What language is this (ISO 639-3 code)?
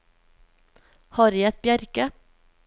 nor